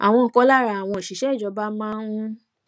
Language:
Yoruba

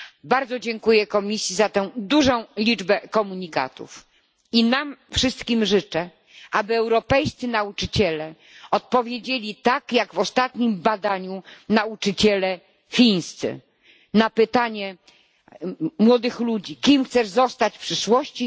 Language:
Polish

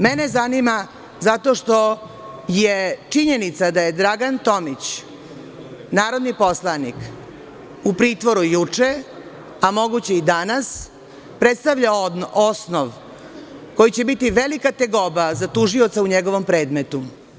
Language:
Serbian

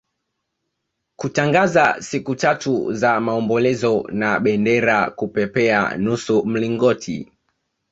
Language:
Swahili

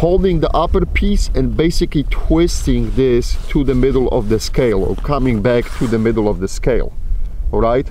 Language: English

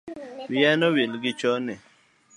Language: Luo (Kenya and Tanzania)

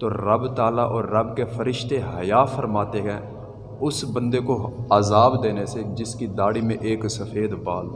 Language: Urdu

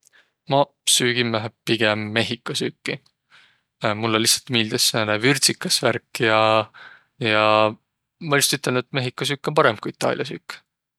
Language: Võro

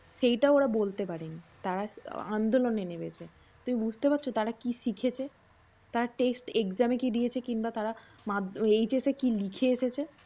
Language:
Bangla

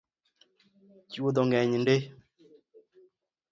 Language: Luo (Kenya and Tanzania)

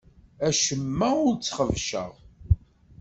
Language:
Kabyle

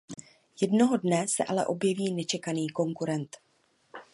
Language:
Czech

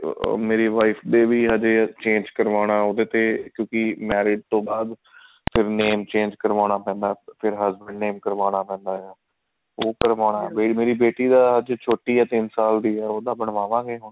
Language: Punjabi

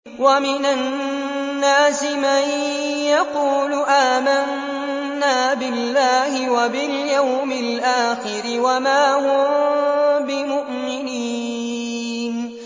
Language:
Arabic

